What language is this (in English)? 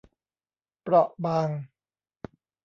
Thai